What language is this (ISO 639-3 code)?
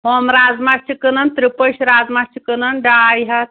kas